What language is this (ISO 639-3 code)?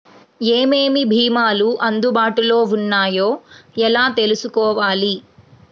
tel